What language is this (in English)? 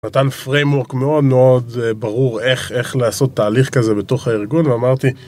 Hebrew